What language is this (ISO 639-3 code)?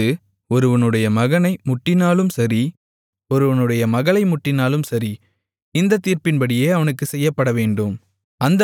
tam